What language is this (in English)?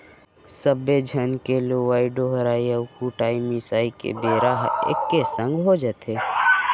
Chhattisgarhi